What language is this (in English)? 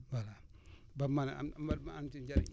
Wolof